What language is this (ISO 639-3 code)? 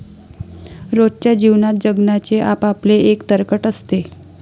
mar